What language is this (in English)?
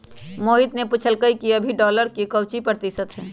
Magahi